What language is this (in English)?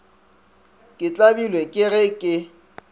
Northern Sotho